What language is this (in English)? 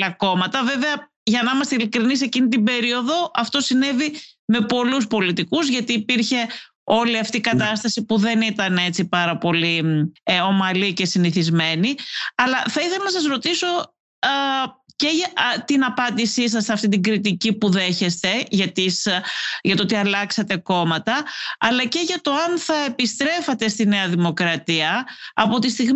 Greek